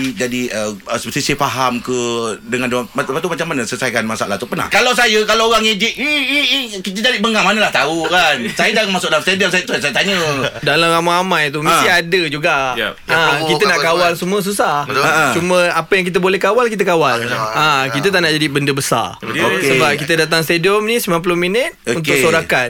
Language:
Malay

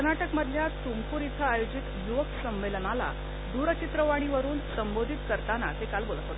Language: Marathi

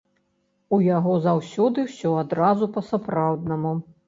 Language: Belarusian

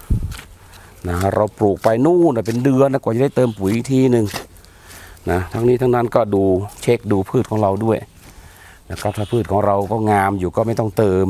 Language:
Thai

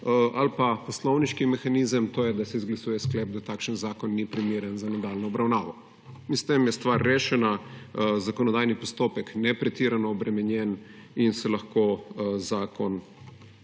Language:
Slovenian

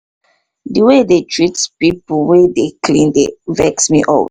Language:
Nigerian Pidgin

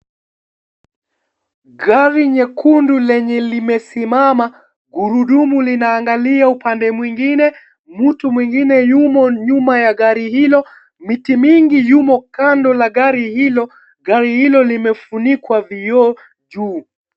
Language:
Swahili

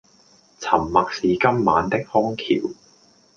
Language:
Cantonese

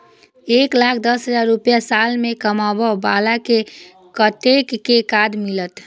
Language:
Maithili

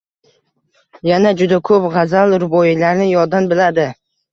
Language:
Uzbek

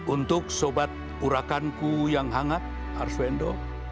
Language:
Indonesian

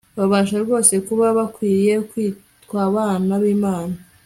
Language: Kinyarwanda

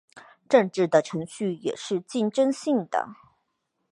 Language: Chinese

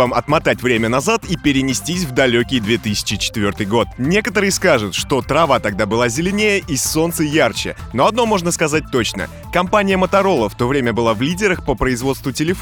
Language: Russian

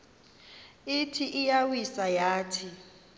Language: Xhosa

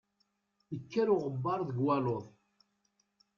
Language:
Kabyle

